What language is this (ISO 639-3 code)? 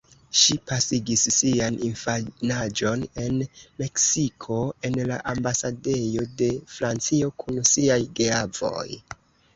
epo